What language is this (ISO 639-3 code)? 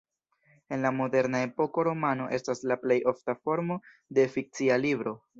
epo